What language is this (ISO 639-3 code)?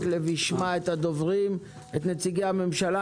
heb